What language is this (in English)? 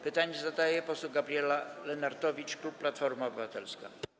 Polish